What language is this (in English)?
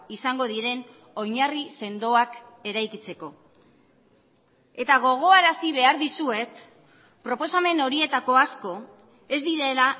Basque